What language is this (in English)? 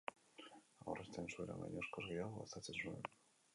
Basque